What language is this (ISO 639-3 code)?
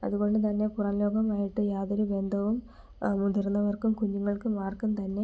mal